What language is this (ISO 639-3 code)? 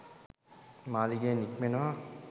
sin